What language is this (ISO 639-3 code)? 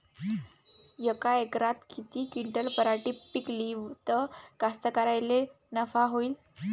mar